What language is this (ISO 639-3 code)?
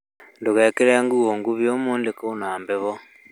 kik